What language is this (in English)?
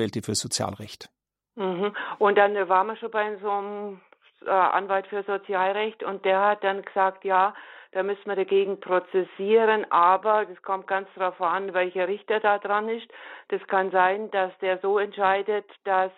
German